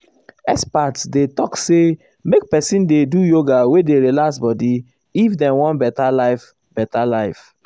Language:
Nigerian Pidgin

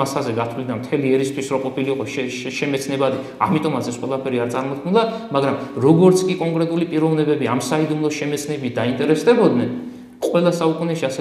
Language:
Romanian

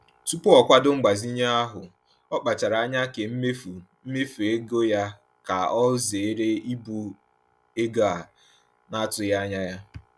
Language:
Igbo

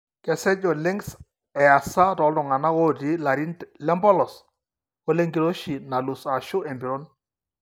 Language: Masai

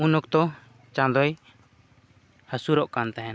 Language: Santali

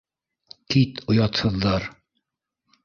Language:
Bashkir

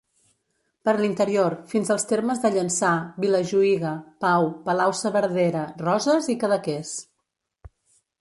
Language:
Catalan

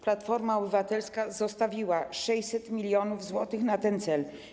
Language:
Polish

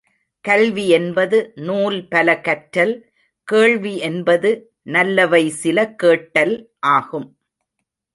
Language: Tamil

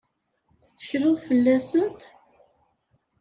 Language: Kabyle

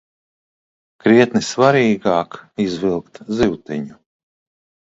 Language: Latvian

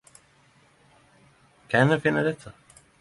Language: Norwegian Nynorsk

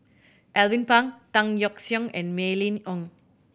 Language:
English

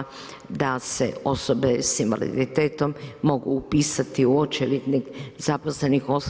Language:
Croatian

